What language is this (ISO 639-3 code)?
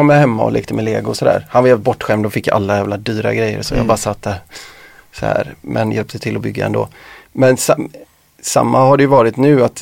swe